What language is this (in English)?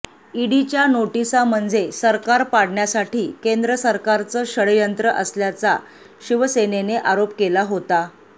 Marathi